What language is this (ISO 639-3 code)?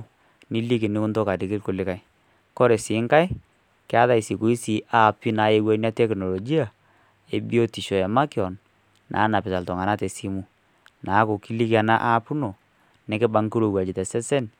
mas